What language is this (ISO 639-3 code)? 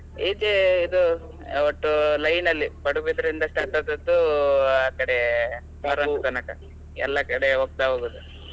kan